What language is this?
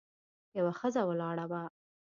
Pashto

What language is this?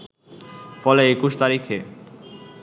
Bangla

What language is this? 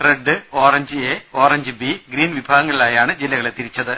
Malayalam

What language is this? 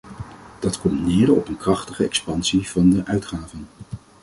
Dutch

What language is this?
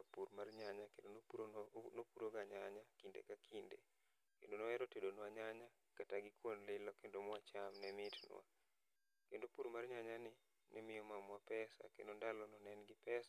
Luo (Kenya and Tanzania)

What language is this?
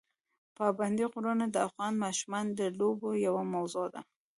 Pashto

